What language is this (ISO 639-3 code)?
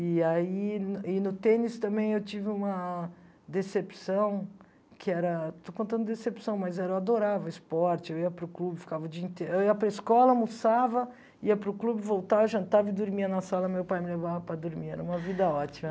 por